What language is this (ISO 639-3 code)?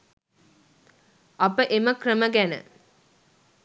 sin